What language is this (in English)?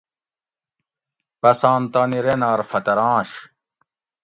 Gawri